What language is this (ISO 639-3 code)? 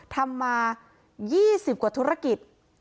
tha